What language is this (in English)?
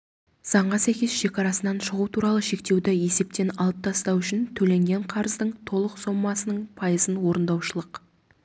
Kazakh